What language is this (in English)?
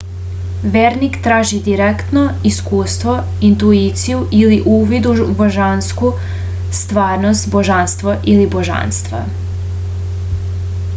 Serbian